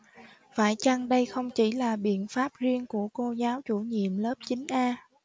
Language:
Vietnamese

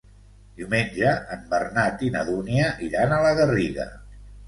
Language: Catalan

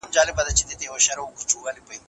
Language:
Pashto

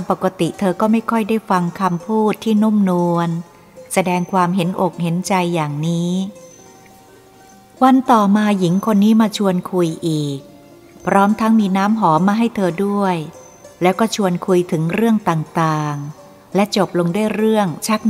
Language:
Thai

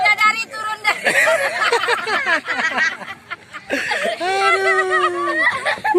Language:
Indonesian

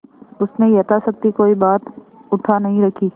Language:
Hindi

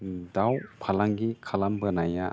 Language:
Bodo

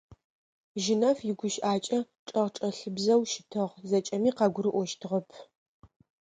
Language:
Adyghe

